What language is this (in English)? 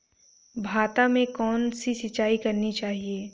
Hindi